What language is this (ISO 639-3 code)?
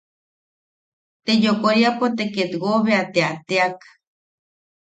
yaq